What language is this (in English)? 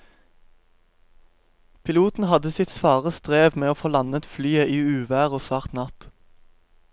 Norwegian